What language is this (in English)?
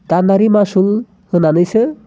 Bodo